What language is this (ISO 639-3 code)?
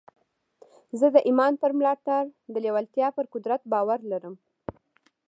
pus